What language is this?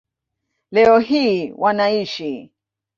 Swahili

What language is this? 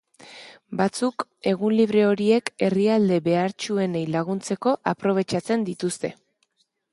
Basque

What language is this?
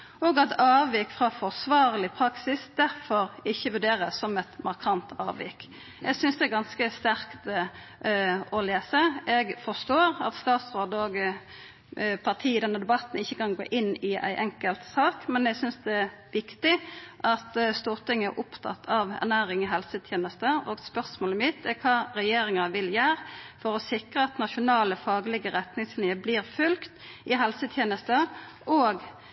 Norwegian Nynorsk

